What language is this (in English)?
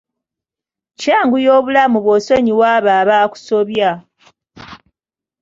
Ganda